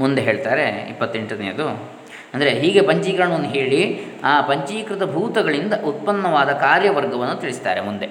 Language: Kannada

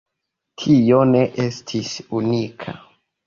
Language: Esperanto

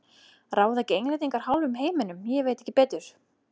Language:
Icelandic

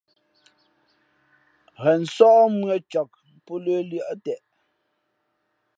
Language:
Fe'fe'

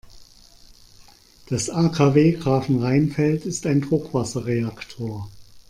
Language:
German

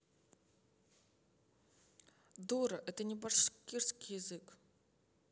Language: Russian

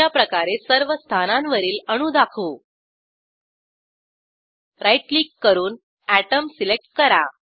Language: Marathi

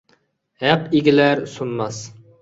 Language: Uyghur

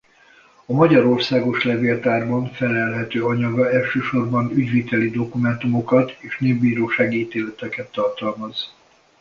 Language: Hungarian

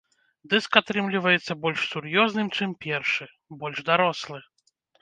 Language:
Belarusian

